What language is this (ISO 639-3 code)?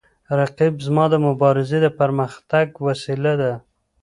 pus